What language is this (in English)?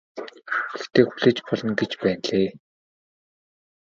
Mongolian